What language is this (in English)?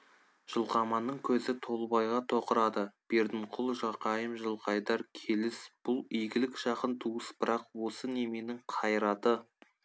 Kazakh